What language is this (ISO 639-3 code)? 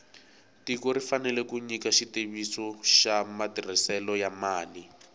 tso